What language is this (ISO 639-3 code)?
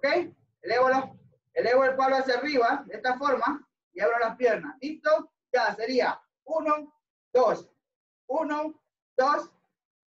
spa